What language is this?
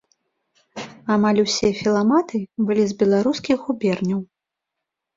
Belarusian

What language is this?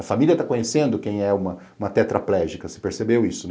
Portuguese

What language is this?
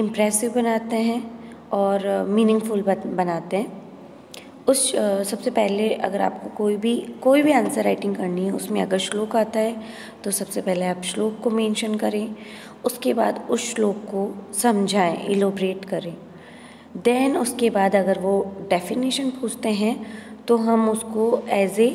Hindi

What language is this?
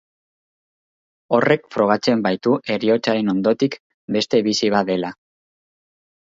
Basque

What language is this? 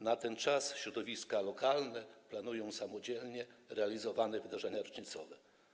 Polish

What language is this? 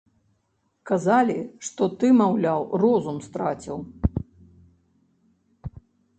Belarusian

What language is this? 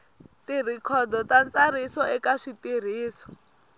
Tsonga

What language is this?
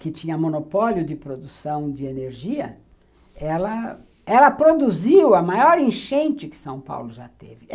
Portuguese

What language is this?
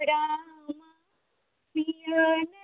Maithili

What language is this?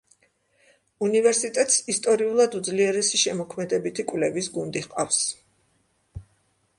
Georgian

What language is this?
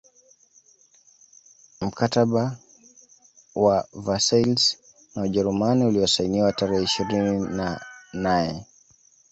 Swahili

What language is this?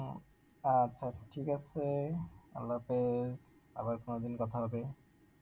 Bangla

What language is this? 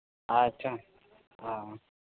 Santali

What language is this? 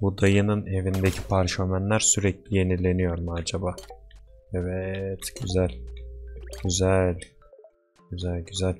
Turkish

